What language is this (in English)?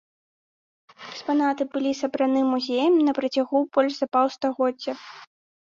Belarusian